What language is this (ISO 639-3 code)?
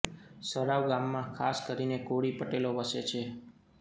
guj